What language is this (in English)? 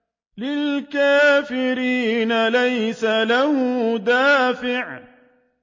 Arabic